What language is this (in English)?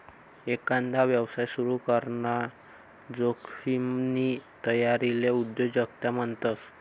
Marathi